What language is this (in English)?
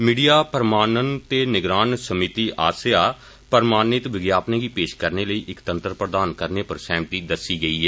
Dogri